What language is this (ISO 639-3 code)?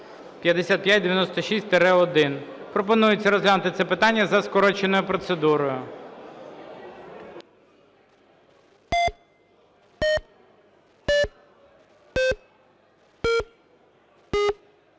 ukr